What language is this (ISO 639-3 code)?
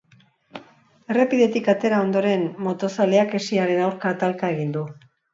eus